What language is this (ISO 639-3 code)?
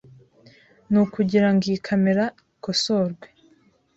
kin